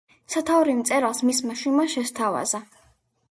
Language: Georgian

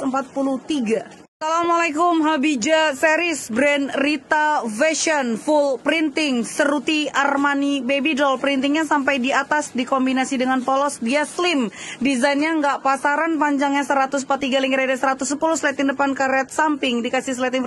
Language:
Indonesian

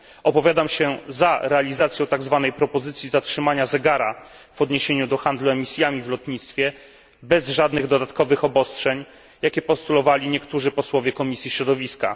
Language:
Polish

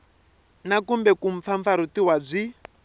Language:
Tsonga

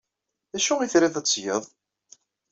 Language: Kabyle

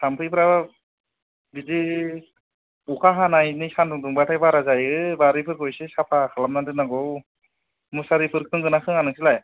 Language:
Bodo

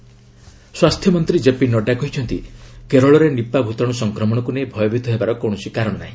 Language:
Odia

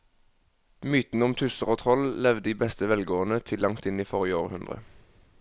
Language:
Norwegian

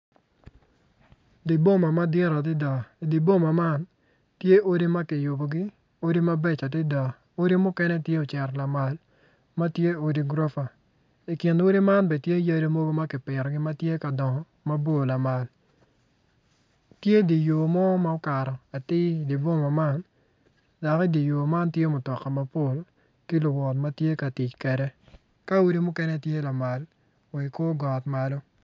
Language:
Acoli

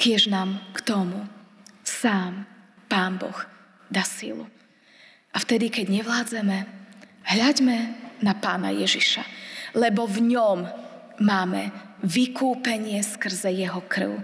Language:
Slovak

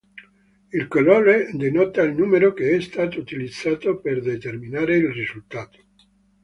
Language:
Italian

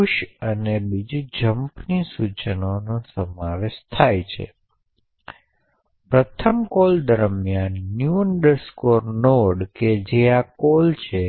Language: Gujarati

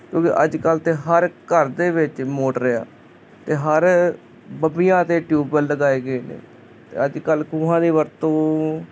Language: Punjabi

